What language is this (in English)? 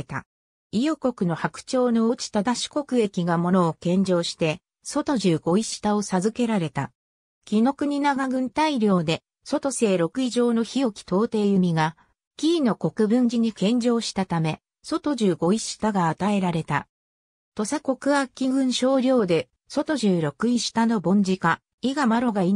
Japanese